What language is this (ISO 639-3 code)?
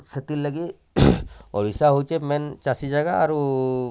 ori